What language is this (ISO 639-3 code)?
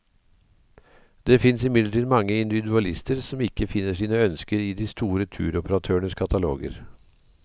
nor